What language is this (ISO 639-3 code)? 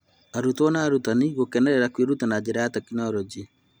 kik